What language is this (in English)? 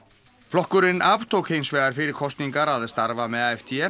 Icelandic